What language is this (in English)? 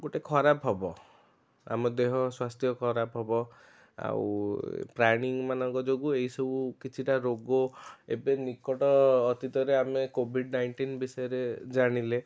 Odia